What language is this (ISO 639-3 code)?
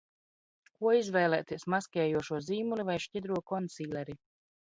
lav